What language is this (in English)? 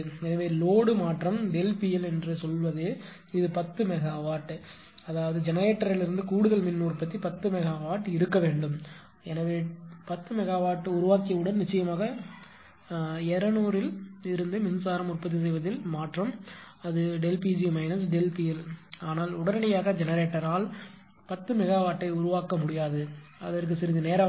Tamil